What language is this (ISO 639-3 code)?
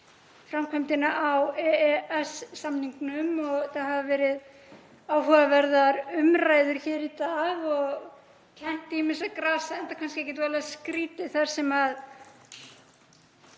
isl